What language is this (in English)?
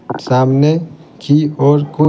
Hindi